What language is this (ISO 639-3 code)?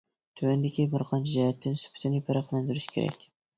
uig